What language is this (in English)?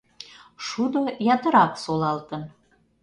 Mari